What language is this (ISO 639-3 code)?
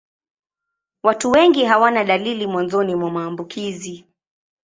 swa